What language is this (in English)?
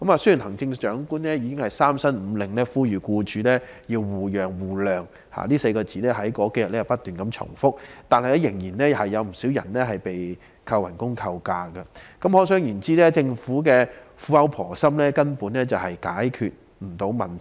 Cantonese